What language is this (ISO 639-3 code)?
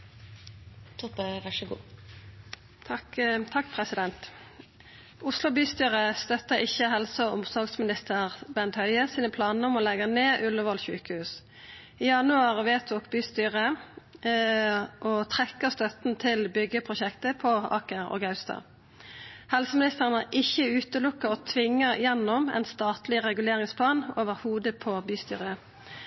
nno